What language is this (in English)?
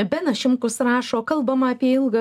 Lithuanian